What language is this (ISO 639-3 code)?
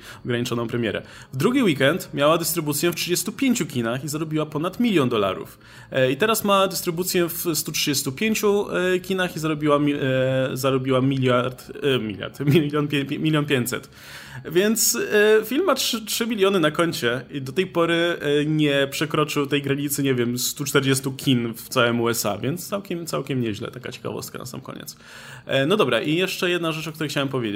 pol